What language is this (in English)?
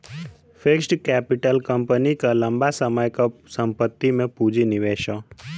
Bhojpuri